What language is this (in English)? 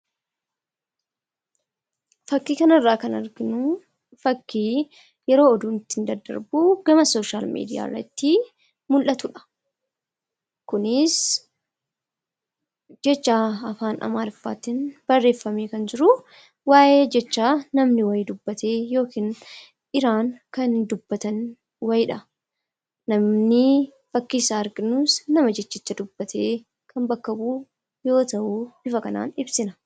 Oromo